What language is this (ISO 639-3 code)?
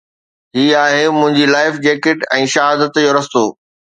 snd